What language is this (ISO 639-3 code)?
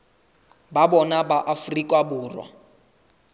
sot